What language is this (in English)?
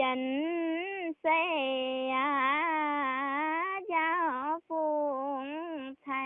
Indonesian